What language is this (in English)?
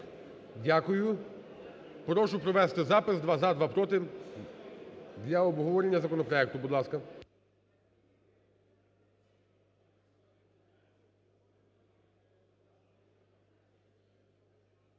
Ukrainian